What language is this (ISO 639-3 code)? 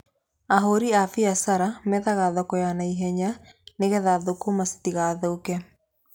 kik